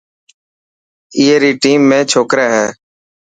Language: Dhatki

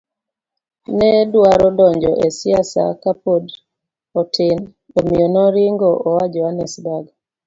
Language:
Luo (Kenya and Tanzania)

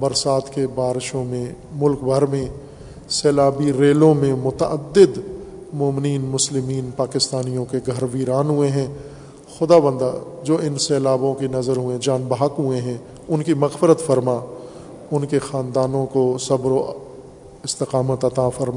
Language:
Urdu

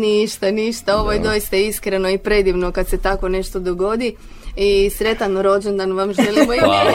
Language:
Croatian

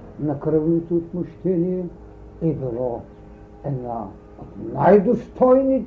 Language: Bulgarian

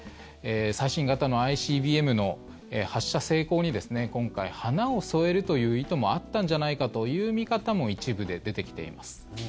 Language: Japanese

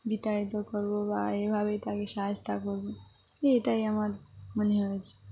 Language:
Bangla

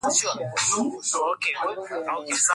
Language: Swahili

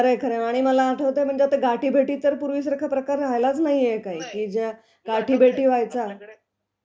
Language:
Marathi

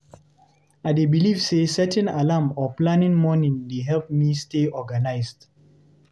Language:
Nigerian Pidgin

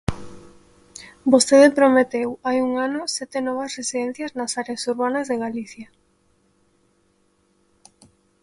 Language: Galician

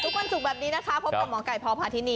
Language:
Thai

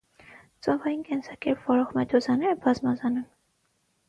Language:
Armenian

